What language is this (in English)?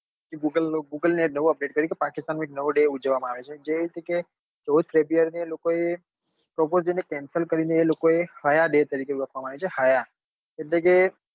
Gujarati